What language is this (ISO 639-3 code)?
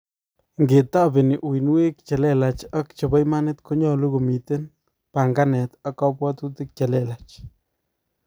kln